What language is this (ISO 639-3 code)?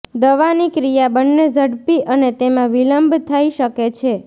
guj